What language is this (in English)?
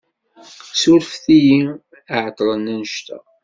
Kabyle